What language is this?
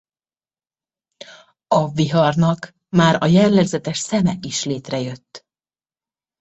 Hungarian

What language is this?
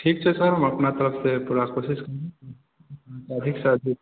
Maithili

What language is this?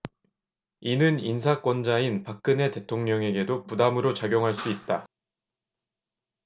Korean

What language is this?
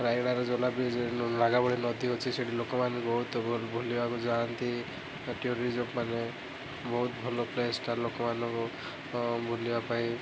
Odia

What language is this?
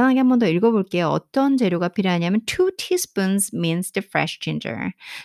Korean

